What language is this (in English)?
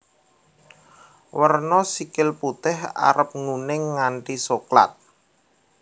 Javanese